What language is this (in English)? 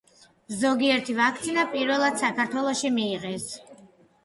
Georgian